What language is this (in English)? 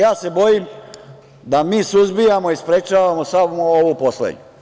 Serbian